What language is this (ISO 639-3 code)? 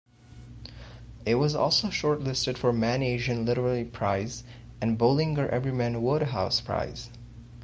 eng